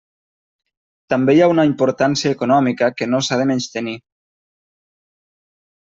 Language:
Catalan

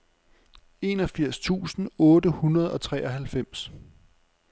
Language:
Danish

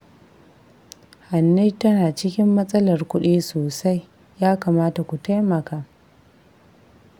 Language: Hausa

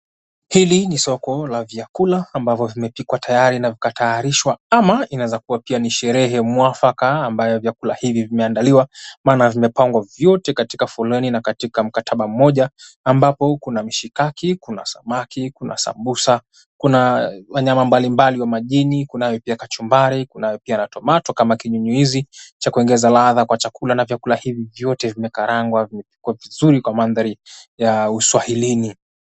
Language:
Swahili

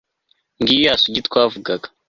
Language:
Kinyarwanda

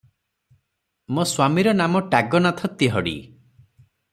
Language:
Odia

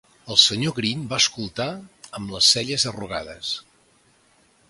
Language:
Catalan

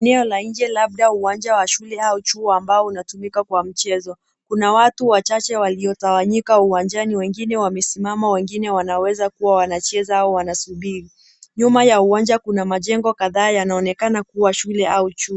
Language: Swahili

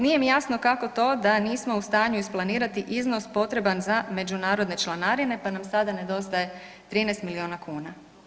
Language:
Croatian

